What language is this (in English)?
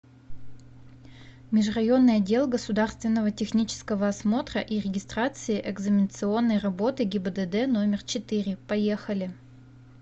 Russian